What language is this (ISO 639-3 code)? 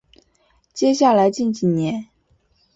zho